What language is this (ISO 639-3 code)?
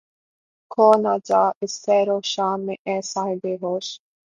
urd